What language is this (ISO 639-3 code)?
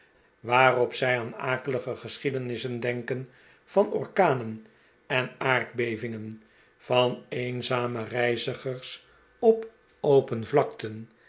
nld